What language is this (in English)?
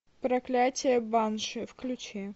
Russian